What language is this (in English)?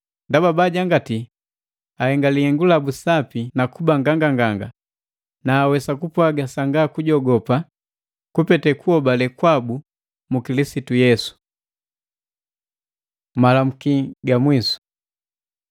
Matengo